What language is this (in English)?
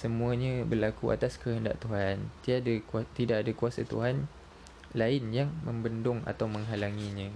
Malay